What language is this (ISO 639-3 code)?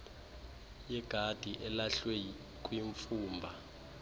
xho